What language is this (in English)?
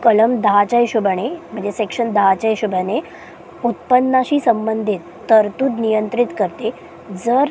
Marathi